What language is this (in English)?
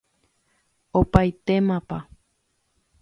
Guarani